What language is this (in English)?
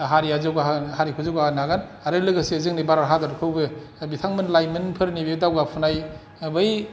Bodo